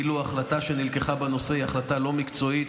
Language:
Hebrew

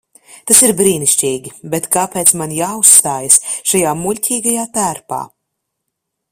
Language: Latvian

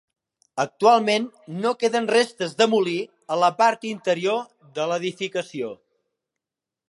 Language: Catalan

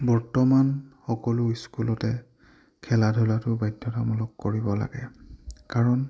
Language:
Assamese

